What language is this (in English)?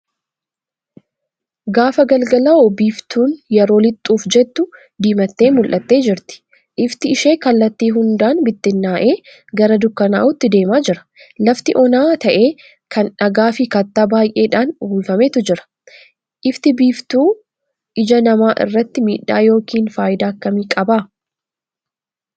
Oromo